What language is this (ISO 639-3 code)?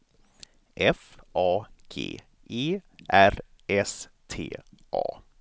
swe